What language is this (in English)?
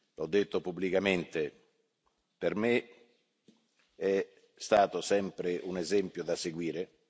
Italian